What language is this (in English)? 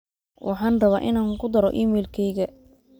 Somali